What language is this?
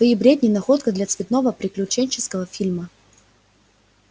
Russian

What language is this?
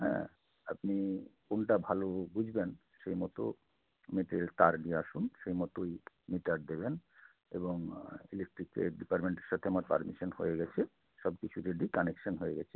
Bangla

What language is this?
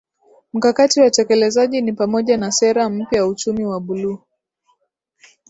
Swahili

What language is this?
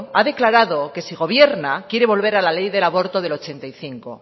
Spanish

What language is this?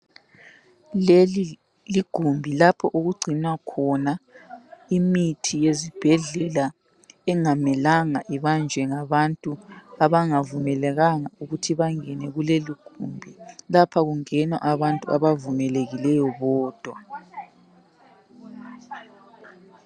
North Ndebele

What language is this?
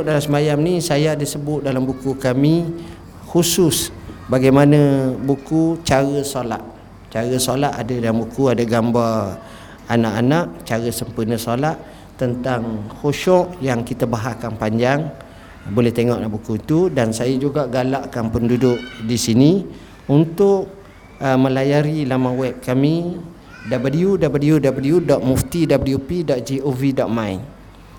Malay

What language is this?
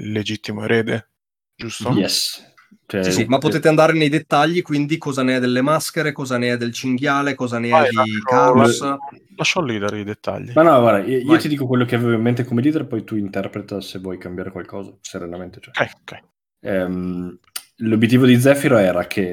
Italian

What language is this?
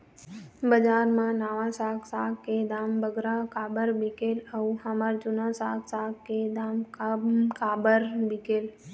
Chhattisgarhi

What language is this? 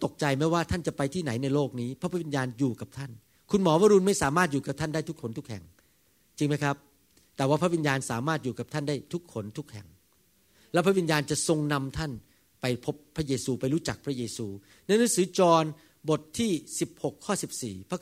Thai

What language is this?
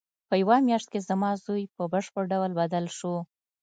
Pashto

